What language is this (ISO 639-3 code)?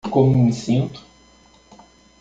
por